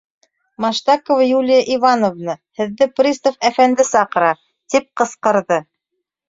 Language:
Bashkir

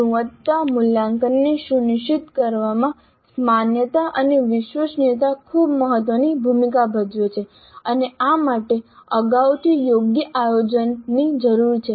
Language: Gujarati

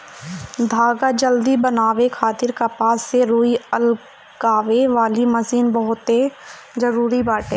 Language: Bhojpuri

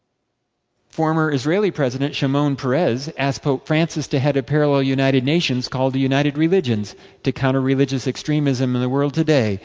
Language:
English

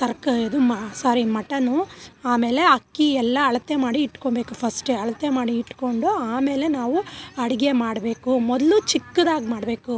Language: Kannada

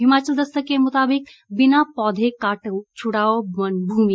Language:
Hindi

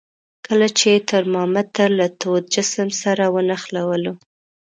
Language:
Pashto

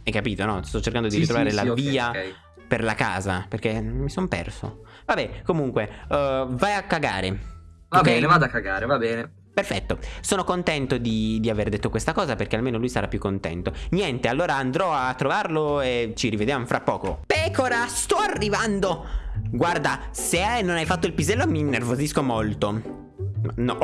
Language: Italian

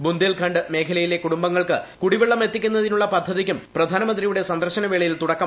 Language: Malayalam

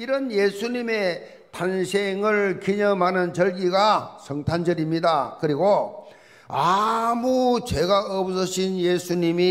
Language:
Korean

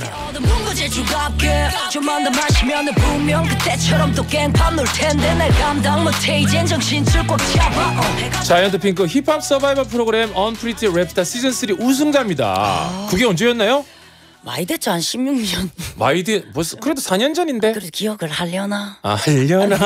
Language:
Korean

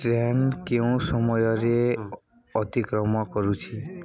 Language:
Odia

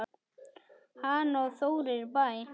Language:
Icelandic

